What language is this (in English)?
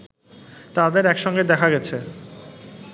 Bangla